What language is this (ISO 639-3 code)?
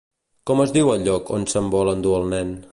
cat